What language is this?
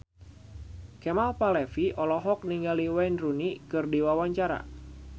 Sundanese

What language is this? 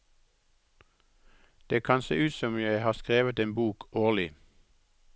Norwegian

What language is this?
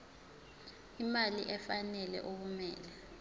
Zulu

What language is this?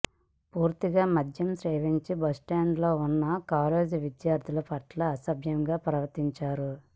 Telugu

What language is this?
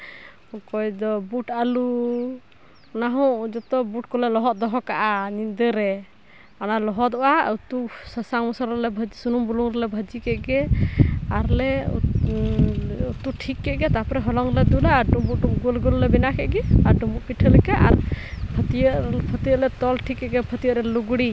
Santali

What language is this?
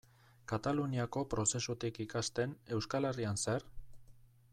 Basque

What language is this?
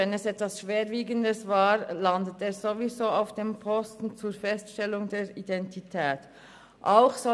Swiss German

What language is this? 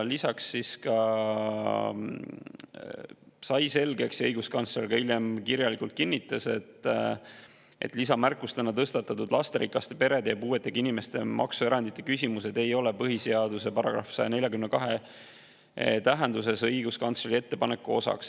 Estonian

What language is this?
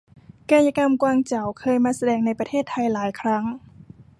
Thai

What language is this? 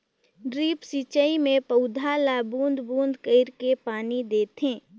Chhattisgarhi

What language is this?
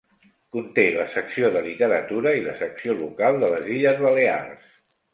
Catalan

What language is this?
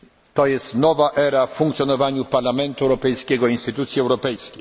Polish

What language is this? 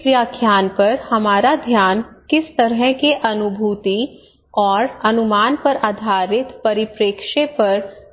Hindi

